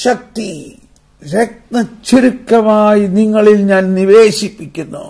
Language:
Malayalam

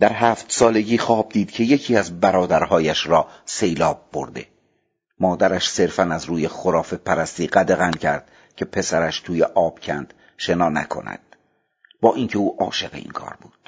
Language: Persian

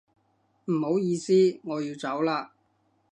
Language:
Cantonese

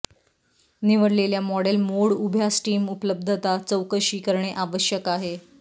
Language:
Marathi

